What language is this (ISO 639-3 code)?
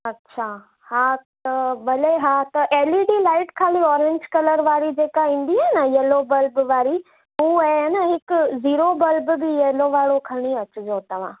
snd